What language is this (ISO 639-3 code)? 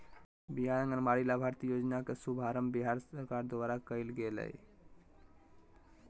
mag